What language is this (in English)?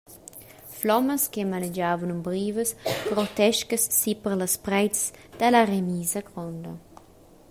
Romansh